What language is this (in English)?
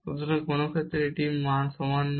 Bangla